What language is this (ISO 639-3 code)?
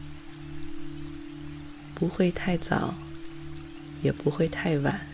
zho